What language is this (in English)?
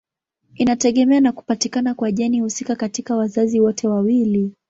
Swahili